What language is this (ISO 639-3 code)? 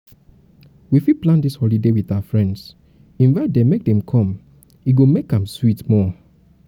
pcm